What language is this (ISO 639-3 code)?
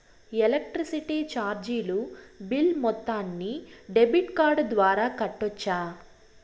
tel